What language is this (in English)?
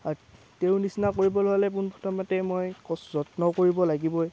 Assamese